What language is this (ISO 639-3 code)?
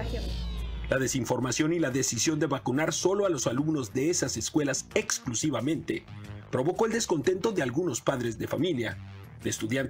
spa